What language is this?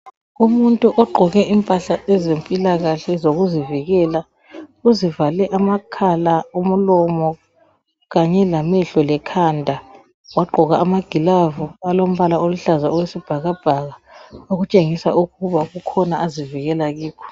North Ndebele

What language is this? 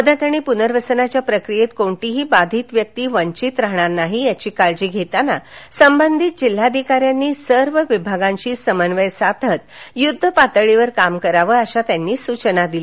Marathi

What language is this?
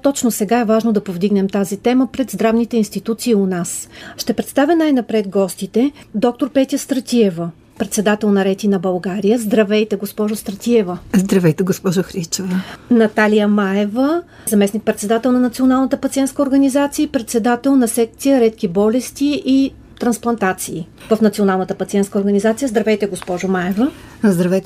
Bulgarian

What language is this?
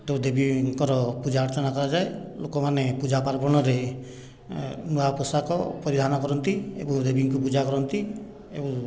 Odia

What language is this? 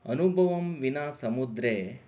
Sanskrit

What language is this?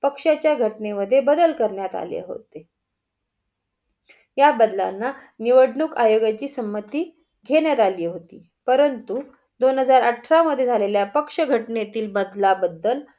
Marathi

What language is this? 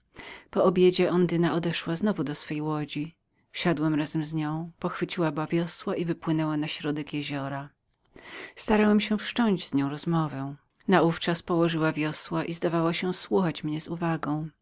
Polish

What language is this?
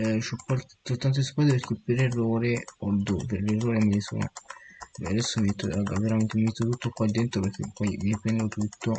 Italian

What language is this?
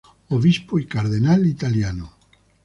Spanish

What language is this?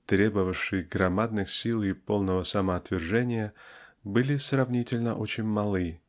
Russian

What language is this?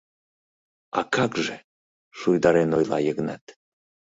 Mari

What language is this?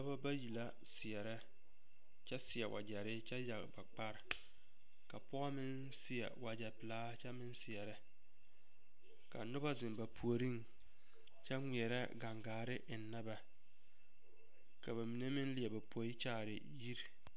Southern Dagaare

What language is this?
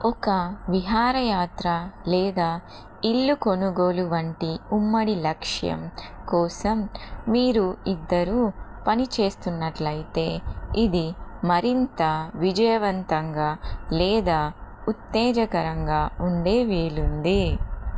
Telugu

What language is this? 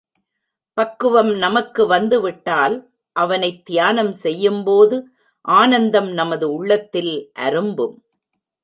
Tamil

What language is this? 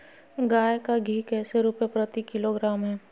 Magahi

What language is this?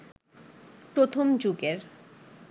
Bangla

